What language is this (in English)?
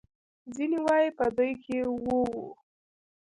Pashto